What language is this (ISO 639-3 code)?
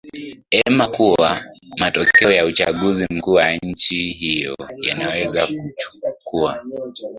swa